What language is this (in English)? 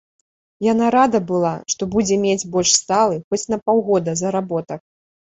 Belarusian